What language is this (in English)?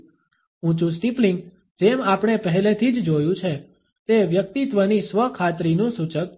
Gujarati